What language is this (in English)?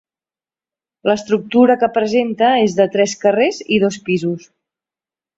Catalan